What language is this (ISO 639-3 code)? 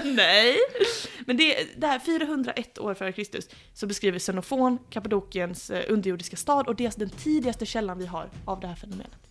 swe